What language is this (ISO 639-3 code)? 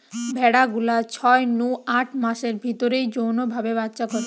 ben